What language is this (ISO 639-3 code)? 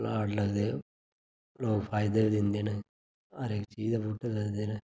doi